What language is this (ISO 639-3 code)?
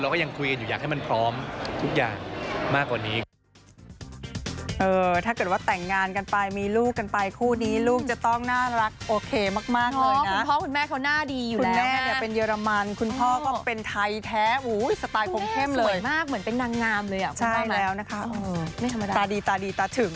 tha